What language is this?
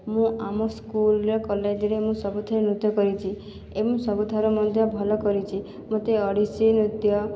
Odia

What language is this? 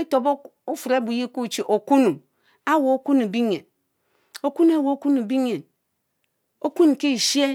Mbe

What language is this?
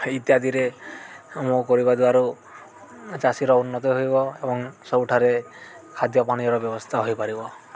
Odia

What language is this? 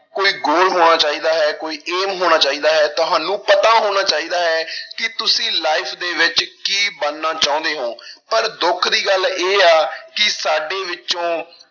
Punjabi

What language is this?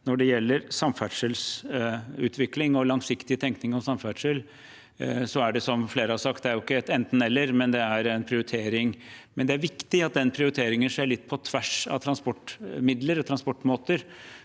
Norwegian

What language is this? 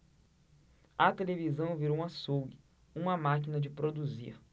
Portuguese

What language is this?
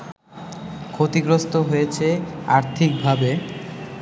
Bangla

